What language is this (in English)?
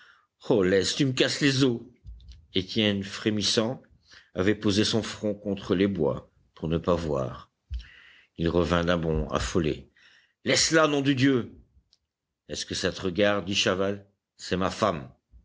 French